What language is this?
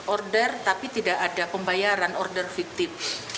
Indonesian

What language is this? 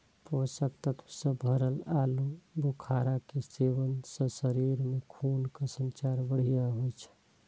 Maithili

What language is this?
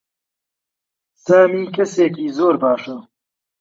Central Kurdish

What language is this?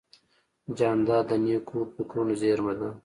Pashto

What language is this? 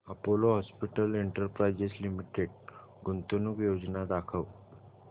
Marathi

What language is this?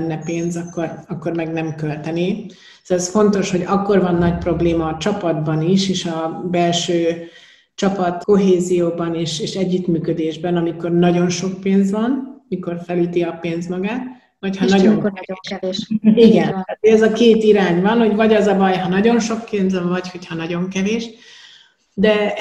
Hungarian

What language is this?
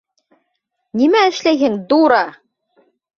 Bashkir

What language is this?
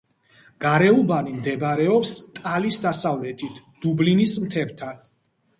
Georgian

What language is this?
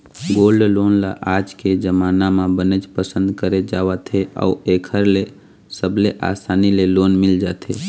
Chhattisgarhi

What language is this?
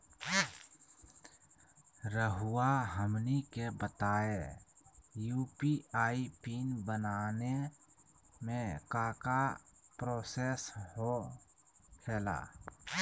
Magahi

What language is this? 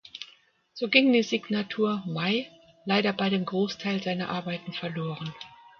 German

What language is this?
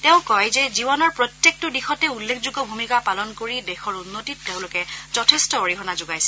Assamese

